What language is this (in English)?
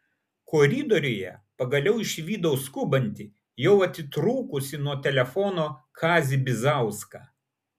Lithuanian